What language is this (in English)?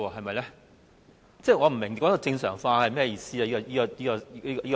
Cantonese